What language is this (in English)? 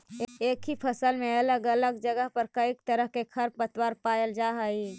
Magahi